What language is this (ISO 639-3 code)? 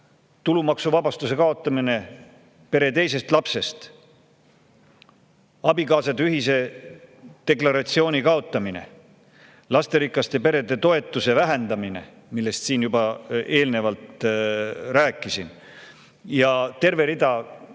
est